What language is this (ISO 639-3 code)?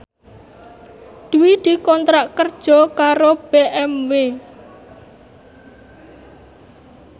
jav